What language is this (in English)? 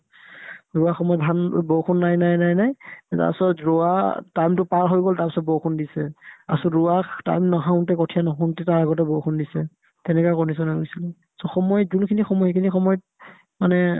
Assamese